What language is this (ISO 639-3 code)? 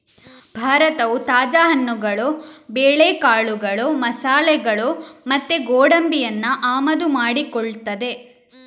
kan